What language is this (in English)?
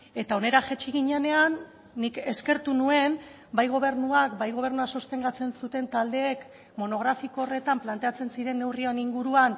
Basque